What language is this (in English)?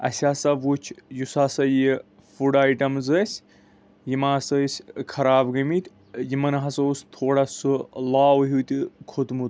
Kashmiri